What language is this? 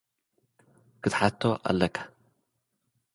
Tigrinya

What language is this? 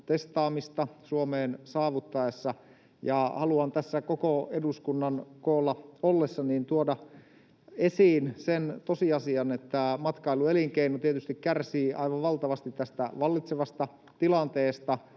Finnish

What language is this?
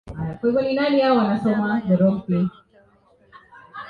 Swahili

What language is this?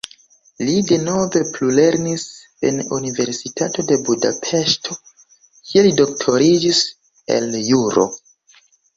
Esperanto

